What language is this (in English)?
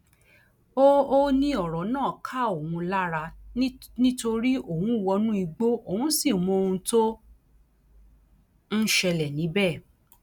Yoruba